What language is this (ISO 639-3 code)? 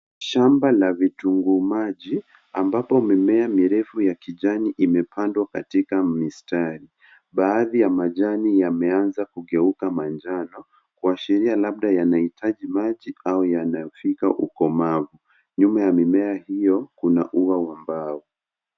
swa